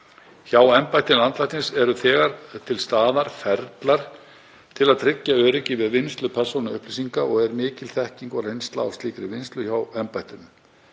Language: Icelandic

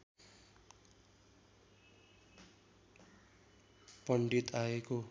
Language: Nepali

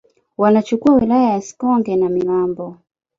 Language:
Swahili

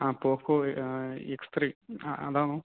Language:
Malayalam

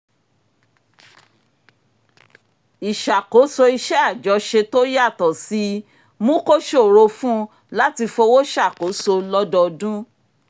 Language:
Yoruba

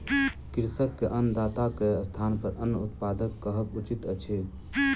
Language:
Maithili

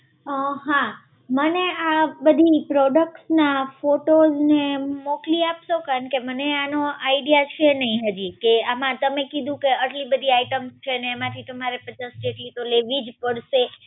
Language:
Gujarati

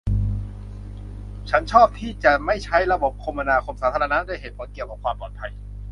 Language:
Thai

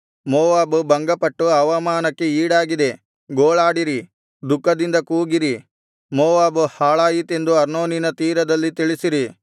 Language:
Kannada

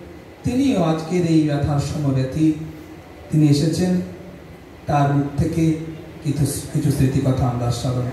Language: Hindi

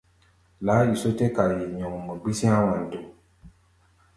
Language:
Gbaya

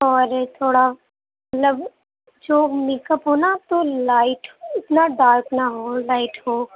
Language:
Urdu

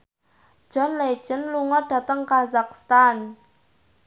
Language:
Javanese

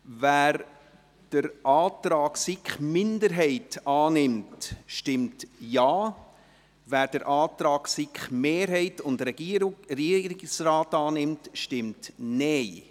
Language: Swiss German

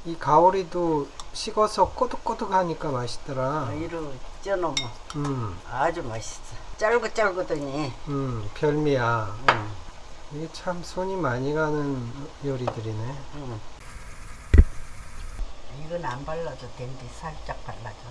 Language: Korean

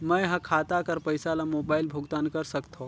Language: Chhattisgarhi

